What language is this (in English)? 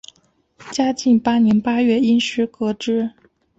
Chinese